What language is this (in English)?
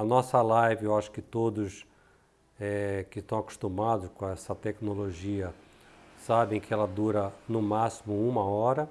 Portuguese